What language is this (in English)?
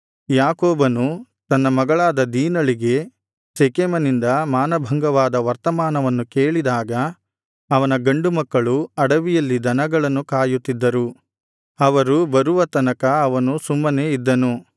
Kannada